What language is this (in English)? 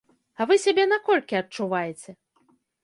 Belarusian